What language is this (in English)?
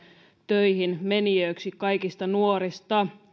Finnish